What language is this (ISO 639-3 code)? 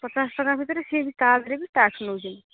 ori